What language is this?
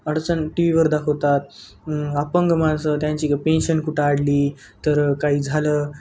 Marathi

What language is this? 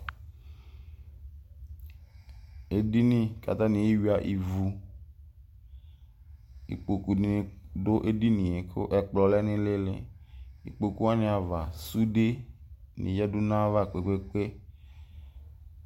Ikposo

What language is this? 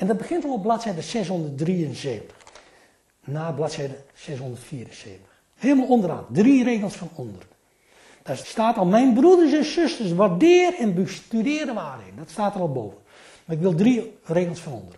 Dutch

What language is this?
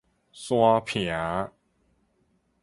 Min Nan Chinese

